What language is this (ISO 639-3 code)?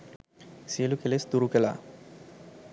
sin